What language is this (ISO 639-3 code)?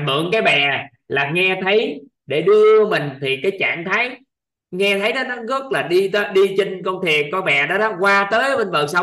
vie